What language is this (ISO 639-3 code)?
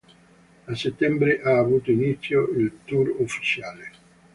ita